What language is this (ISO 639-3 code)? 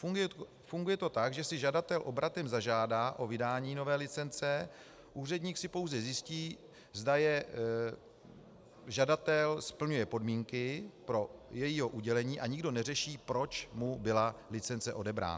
ces